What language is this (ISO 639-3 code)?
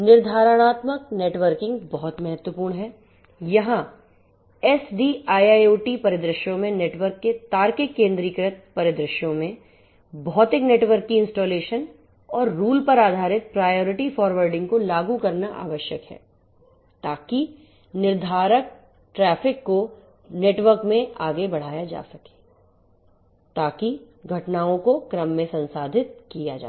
hin